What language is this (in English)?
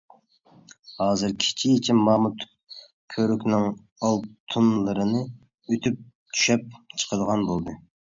Uyghur